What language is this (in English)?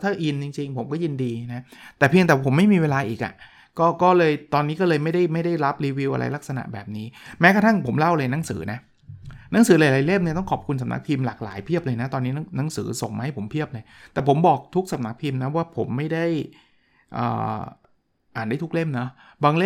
Thai